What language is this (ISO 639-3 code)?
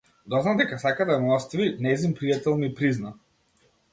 mkd